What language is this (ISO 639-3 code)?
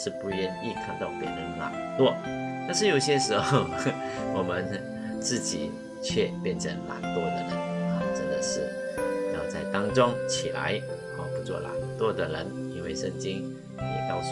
zho